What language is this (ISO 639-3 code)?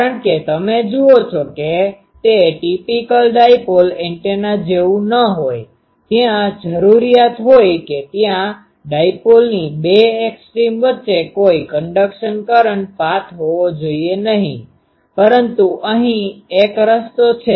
guj